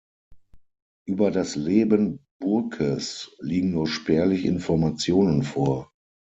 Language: German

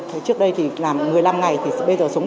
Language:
Vietnamese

